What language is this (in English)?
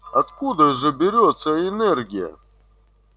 Russian